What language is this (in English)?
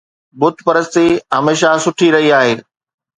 Sindhi